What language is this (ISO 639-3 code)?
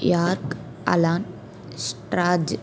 tel